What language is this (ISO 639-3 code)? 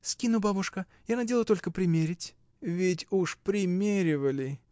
rus